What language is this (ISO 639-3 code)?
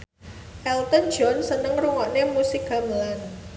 jav